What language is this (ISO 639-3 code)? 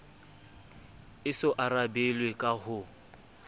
sot